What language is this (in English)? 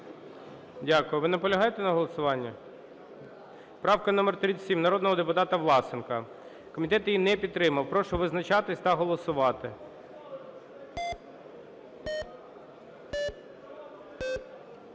Ukrainian